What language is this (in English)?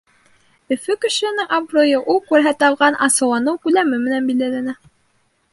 Bashkir